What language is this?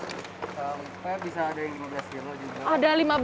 Indonesian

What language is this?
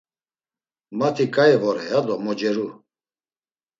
Laz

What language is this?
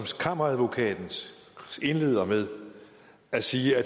Danish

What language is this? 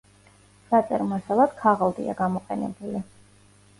Georgian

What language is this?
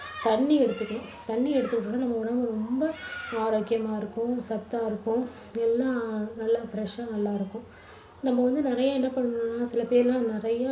Tamil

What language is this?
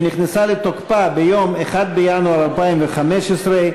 Hebrew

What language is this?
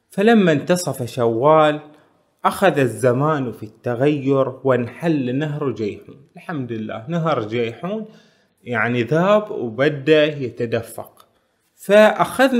Arabic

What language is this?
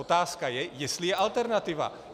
Czech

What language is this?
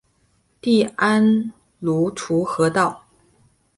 Chinese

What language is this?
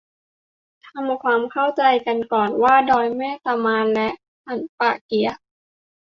Thai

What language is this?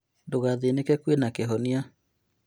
Kikuyu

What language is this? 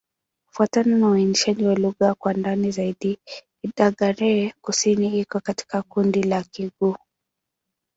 Swahili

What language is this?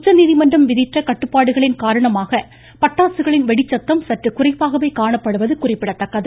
Tamil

